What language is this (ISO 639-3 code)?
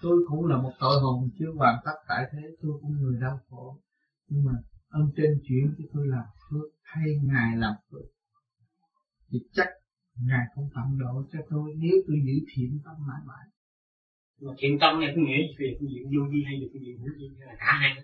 vie